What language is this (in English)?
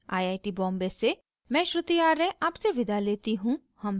Hindi